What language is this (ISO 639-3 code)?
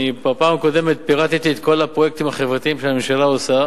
heb